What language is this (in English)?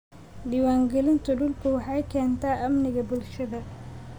Somali